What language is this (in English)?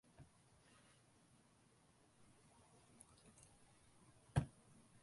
Tamil